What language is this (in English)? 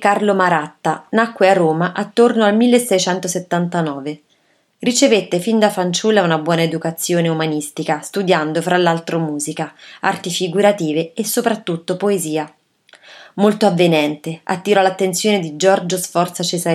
Italian